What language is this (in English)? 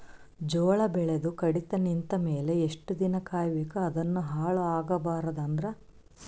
Kannada